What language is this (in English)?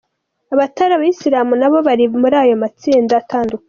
Kinyarwanda